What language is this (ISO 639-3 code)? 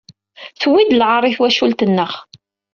kab